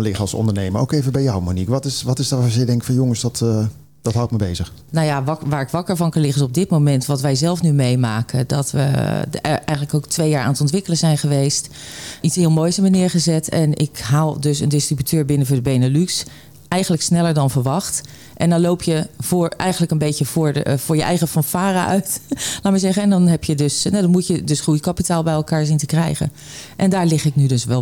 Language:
Dutch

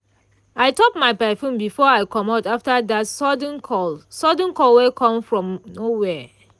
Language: Nigerian Pidgin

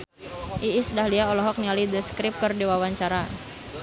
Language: Sundanese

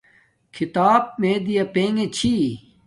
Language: Domaaki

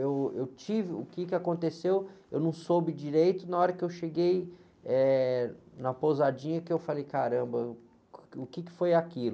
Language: Portuguese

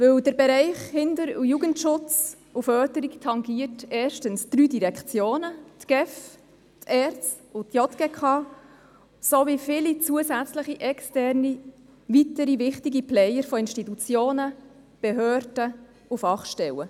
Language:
Swiss German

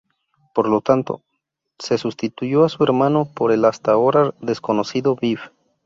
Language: Spanish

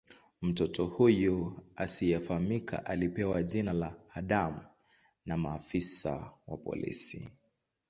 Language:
Swahili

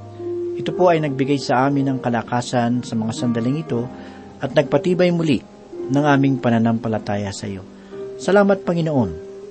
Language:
Filipino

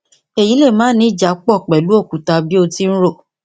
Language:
Yoruba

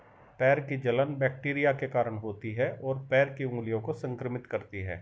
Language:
Hindi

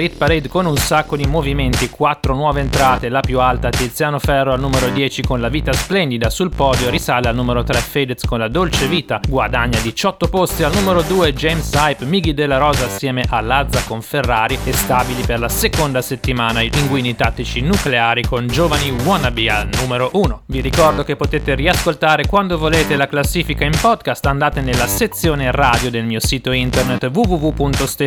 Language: Italian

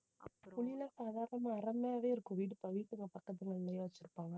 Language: Tamil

